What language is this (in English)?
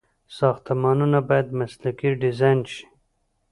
Pashto